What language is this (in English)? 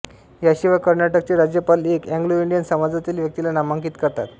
Marathi